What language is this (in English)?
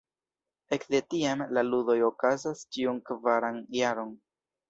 Esperanto